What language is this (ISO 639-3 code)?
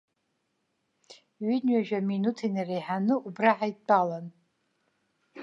abk